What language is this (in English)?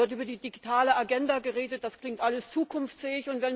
German